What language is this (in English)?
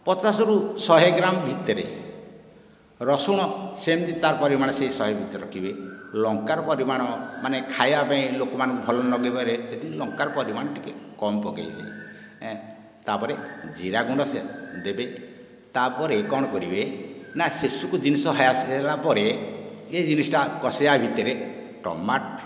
Odia